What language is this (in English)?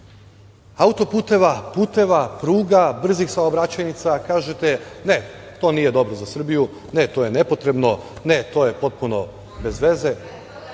Serbian